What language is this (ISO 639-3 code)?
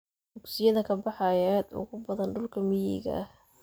som